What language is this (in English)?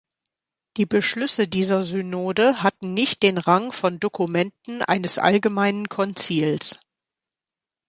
German